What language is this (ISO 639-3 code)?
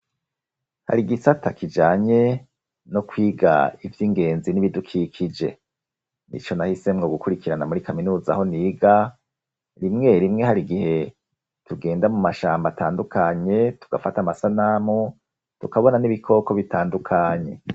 run